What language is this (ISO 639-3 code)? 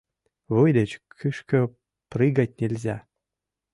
chm